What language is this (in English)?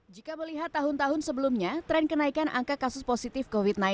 Indonesian